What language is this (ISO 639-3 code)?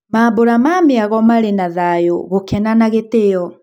kik